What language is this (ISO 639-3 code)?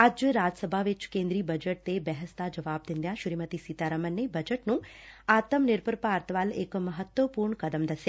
pan